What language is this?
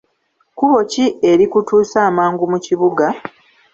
Ganda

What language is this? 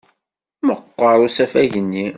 Kabyle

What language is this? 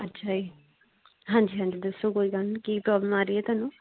Punjabi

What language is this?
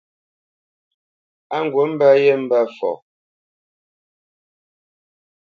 Bamenyam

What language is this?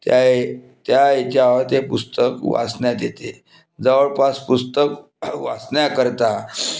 Marathi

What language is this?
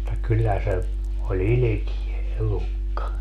Finnish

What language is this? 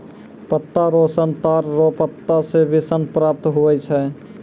Maithili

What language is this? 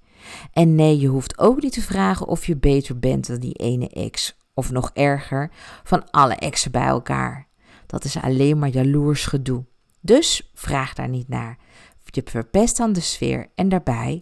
Dutch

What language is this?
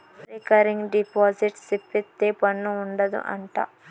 Telugu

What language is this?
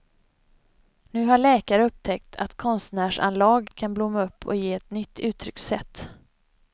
Swedish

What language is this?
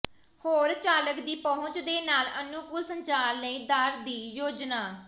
Punjabi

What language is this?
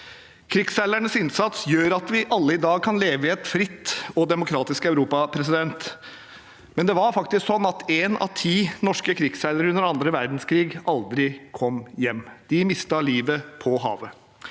Norwegian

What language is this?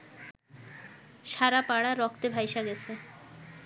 Bangla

